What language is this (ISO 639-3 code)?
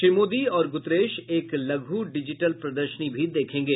hin